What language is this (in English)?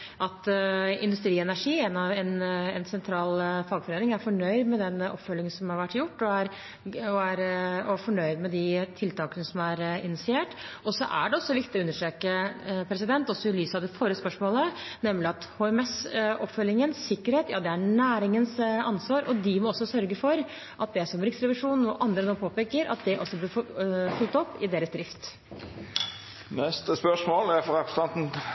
Norwegian